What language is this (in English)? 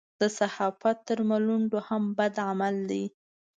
Pashto